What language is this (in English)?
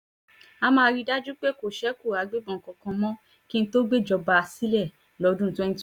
Yoruba